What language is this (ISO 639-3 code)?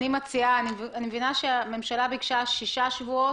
heb